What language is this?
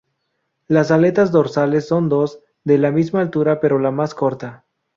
Spanish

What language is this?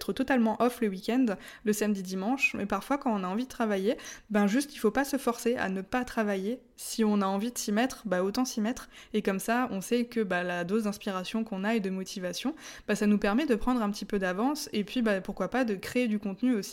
French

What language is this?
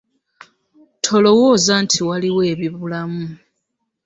Ganda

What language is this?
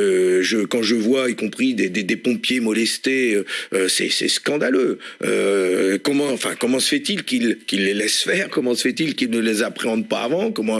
French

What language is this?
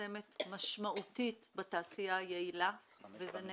Hebrew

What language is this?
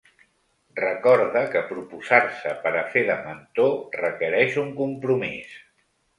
Catalan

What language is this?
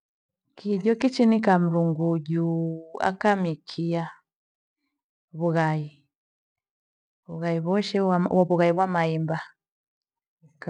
Gweno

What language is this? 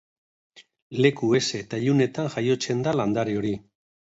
Basque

